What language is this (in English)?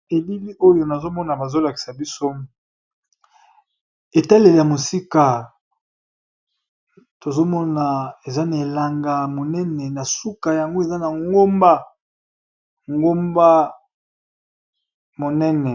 Lingala